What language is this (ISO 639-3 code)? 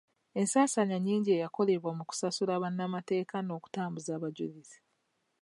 lug